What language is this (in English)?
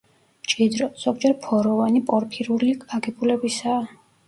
Georgian